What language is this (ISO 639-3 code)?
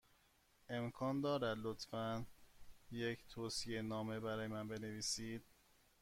fas